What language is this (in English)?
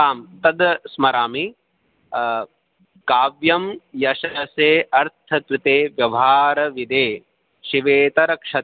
Sanskrit